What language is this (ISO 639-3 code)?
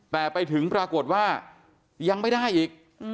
tha